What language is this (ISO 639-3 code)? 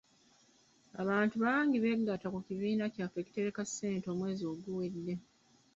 lug